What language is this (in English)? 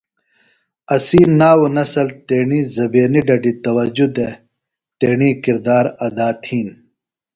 Phalura